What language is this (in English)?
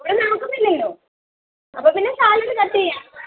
Malayalam